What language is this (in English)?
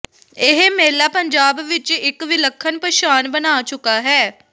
Punjabi